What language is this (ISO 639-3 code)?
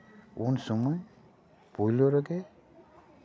sat